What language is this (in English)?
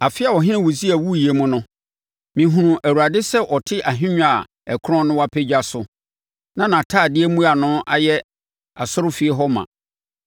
Akan